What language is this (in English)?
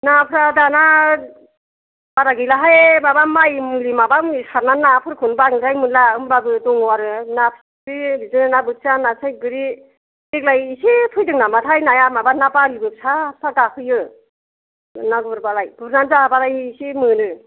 Bodo